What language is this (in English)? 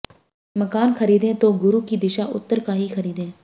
Hindi